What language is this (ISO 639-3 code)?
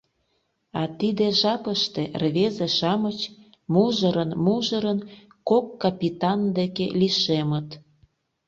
chm